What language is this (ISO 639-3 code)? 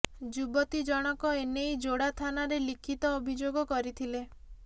ori